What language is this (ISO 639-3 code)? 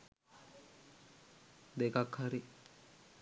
sin